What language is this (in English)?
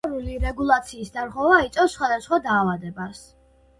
Georgian